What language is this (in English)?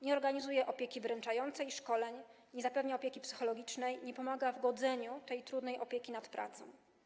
Polish